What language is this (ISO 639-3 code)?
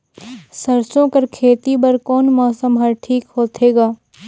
hne